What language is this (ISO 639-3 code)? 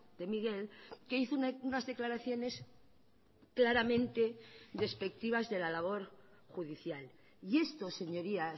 spa